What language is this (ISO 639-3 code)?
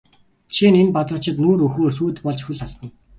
mon